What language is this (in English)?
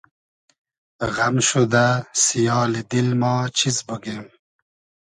Hazaragi